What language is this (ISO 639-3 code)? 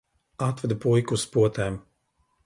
lav